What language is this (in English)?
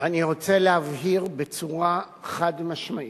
Hebrew